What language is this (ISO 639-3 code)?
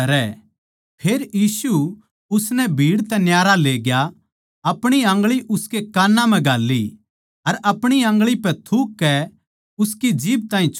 bgc